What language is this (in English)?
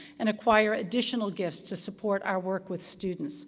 English